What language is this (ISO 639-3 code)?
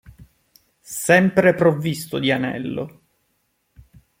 ita